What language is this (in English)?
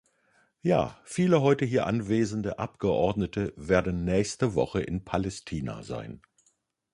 German